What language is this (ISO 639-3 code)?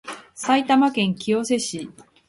jpn